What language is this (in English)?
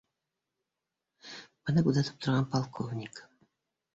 Bashkir